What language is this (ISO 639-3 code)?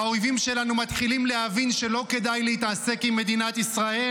heb